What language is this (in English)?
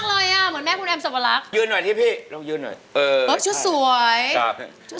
Thai